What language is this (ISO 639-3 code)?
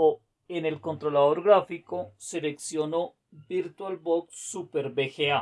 spa